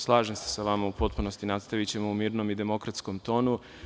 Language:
Serbian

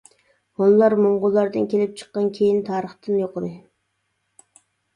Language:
Uyghur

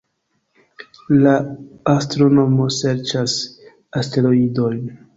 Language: Esperanto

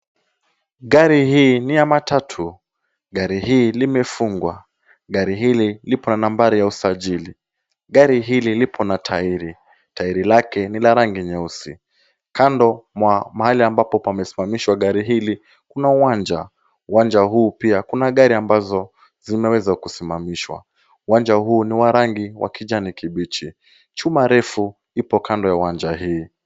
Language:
Swahili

